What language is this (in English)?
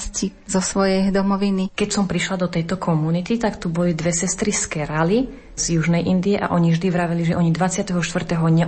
Slovak